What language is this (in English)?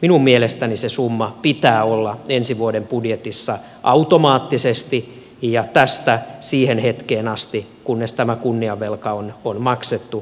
Finnish